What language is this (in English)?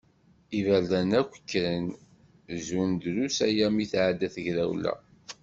Kabyle